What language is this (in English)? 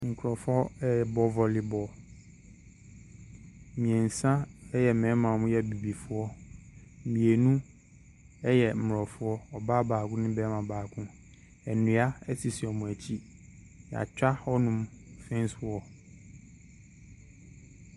Akan